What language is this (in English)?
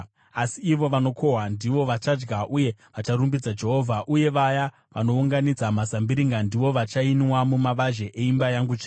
Shona